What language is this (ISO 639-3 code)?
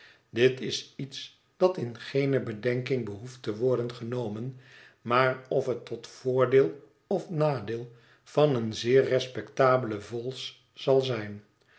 nld